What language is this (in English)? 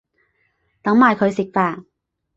Cantonese